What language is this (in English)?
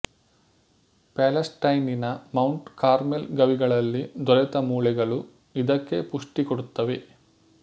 Kannada